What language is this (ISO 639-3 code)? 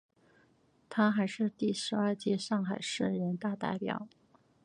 zho